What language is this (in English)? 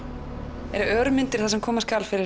Icelandic